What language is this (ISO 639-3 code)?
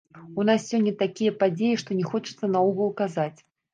bel